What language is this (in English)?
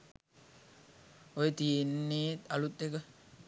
Sinhala